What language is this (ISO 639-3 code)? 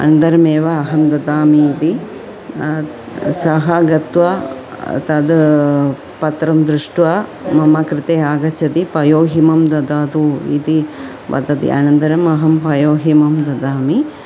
san